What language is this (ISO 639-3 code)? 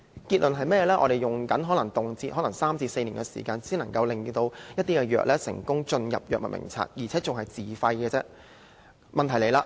yue